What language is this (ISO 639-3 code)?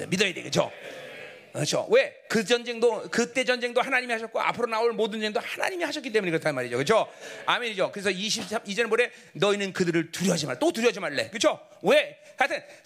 kor